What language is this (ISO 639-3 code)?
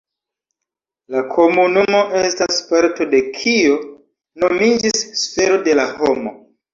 epo